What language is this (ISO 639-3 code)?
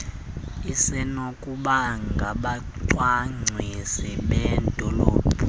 xho